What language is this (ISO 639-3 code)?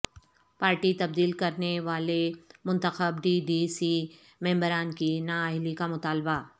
urd